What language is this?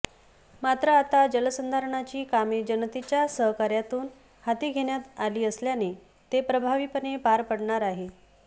Marathi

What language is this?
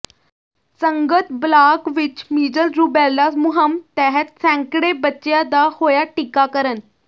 Punjabi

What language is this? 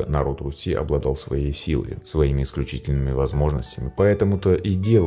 Russian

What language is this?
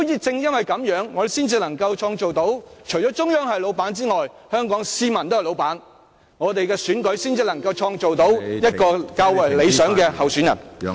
Cantonese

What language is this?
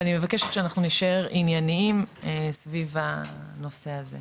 Hebrew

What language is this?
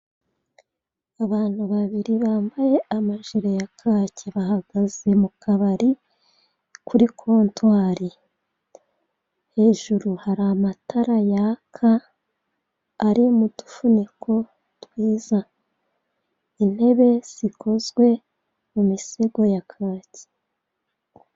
Kinyarwanda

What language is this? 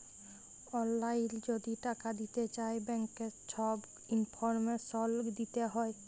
Bangla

